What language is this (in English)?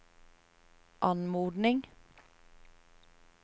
Norwegian